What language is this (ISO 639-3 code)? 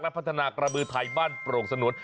tha